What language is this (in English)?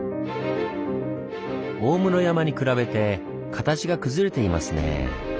Japanese